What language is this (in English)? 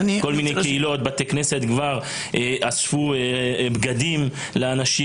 Hebrew